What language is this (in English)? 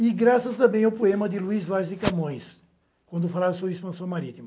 Portuguese